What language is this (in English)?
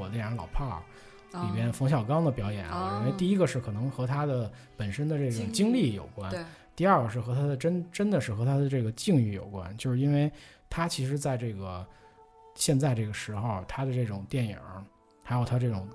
Chinese